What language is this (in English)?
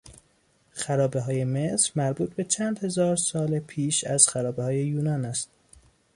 Persian